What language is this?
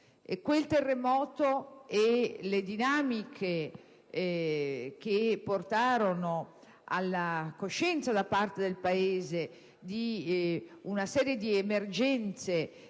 Italian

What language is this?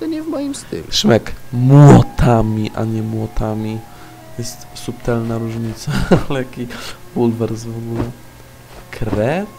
Polish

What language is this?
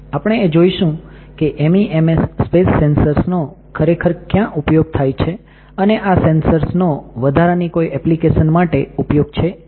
Gujarati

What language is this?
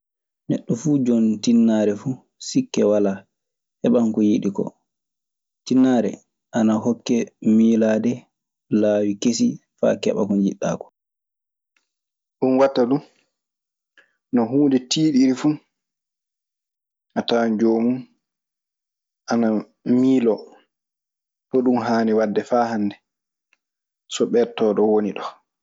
Maasina Fulfulde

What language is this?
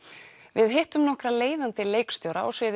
Icelandic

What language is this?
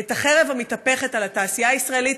Hebrew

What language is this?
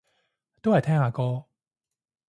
Cantonese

